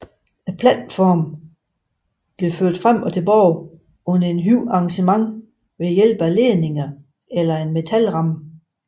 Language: Danish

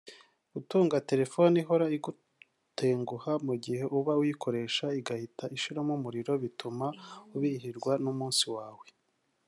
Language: Kinyarwanda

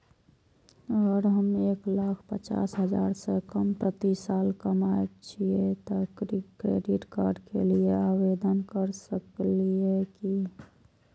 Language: Maithili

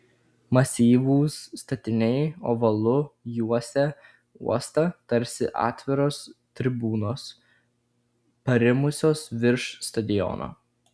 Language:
Lithuanian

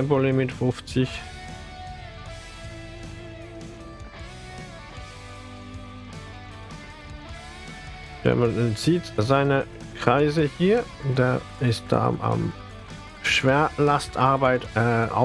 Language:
German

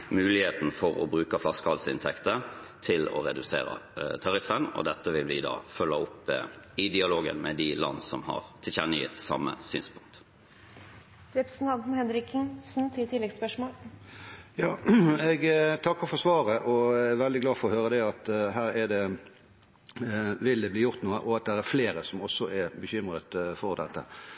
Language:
Norwegian Bokmål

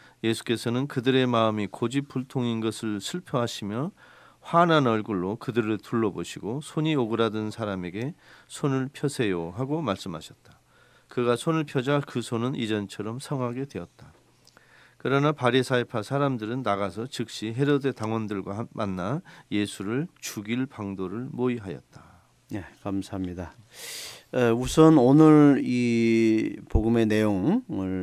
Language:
Korean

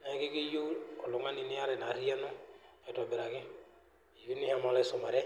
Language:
Masai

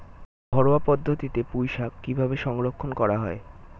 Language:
Bangla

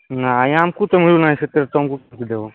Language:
Odia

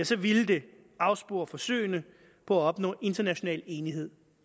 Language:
Danish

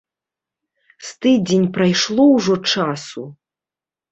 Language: Belarusian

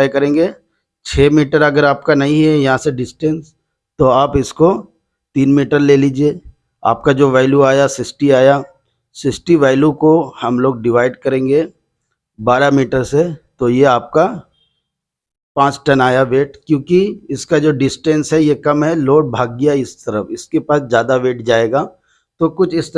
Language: Hindi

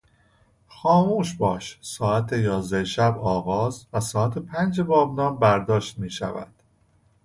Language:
Persian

